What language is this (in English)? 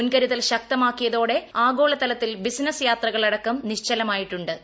Malayalam